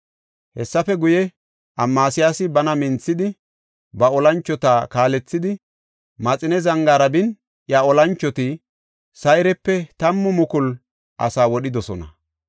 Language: Gofa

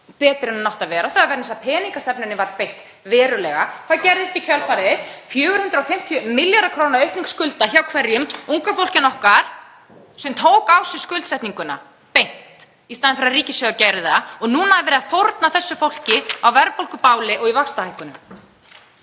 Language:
Icelandic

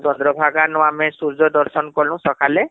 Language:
Odia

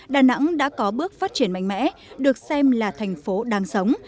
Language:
Vietnamese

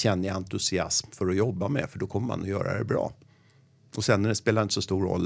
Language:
Swedish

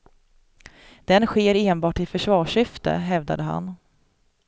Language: Swedish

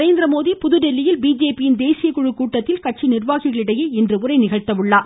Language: Tamil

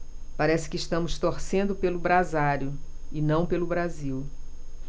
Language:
Portuguese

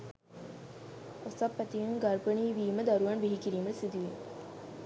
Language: Sinhala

